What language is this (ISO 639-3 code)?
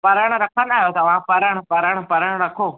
snd